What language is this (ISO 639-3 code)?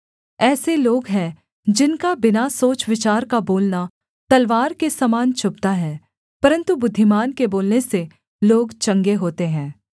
hin